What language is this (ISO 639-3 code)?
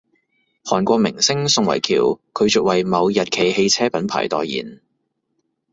yue